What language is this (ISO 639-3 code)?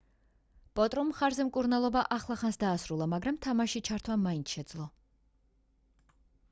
kat